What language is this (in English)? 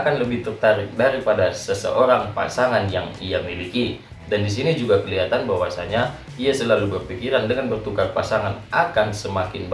Indonesian